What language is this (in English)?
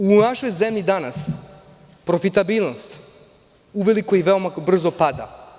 Serbian